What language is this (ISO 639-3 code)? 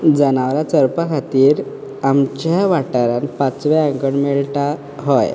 kok